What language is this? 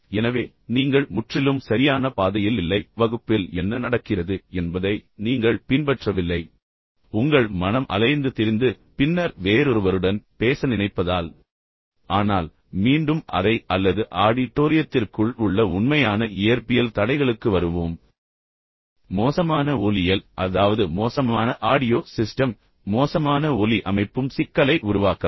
Tamil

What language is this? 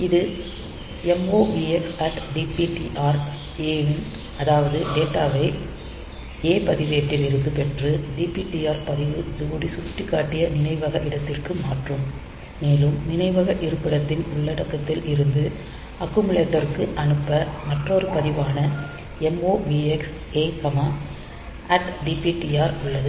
Tamil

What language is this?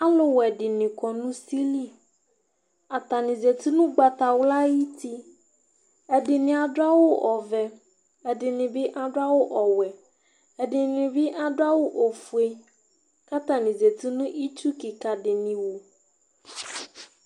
Ikposo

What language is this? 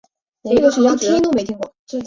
Chinese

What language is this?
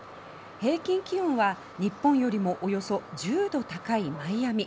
Japanese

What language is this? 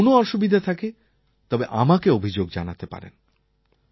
Bangla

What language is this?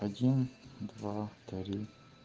Russian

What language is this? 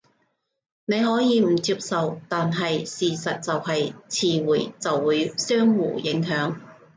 Cantonese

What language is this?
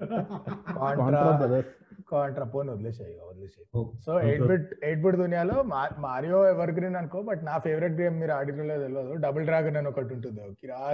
Telugu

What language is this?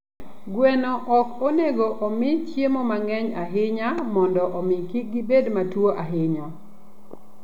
Luo (Kenya and Tanzania)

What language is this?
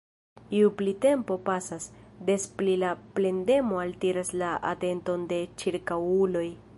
Esperanto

